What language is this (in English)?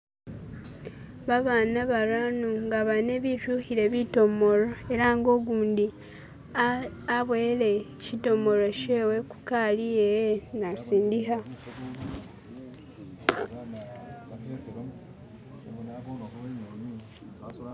Masaaba